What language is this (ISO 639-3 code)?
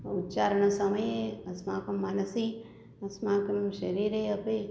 san